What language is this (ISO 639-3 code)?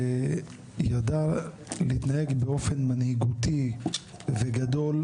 heb